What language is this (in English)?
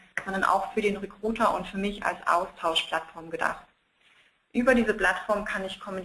German